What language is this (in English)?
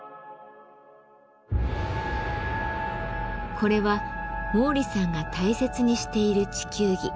Japanese